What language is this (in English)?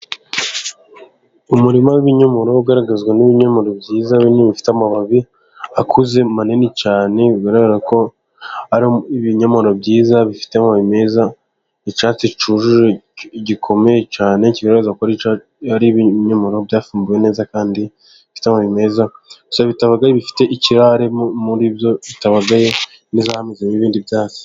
Kinyarwanda